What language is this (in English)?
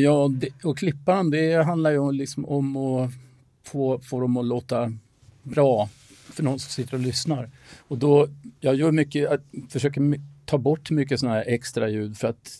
Swedish